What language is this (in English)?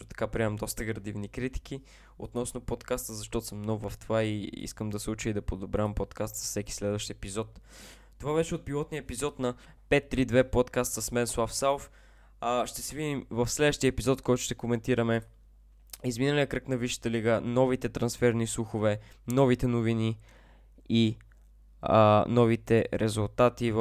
Bulgarian